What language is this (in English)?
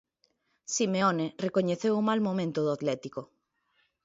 Galician